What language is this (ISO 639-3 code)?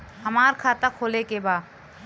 bho